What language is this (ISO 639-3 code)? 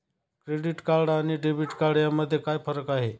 mar